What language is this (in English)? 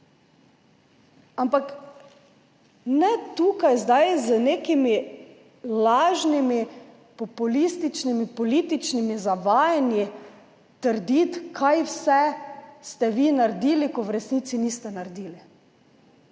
Slovenian